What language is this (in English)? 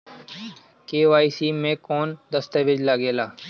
Bhojpuri